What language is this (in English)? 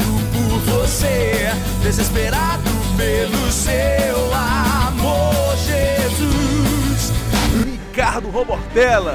Portuguese